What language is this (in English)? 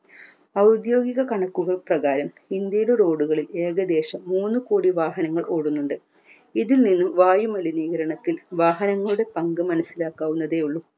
Malayalam